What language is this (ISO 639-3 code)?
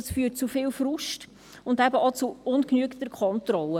gsw